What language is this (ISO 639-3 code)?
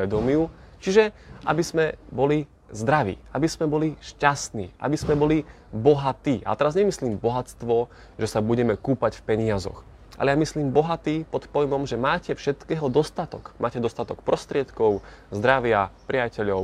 slk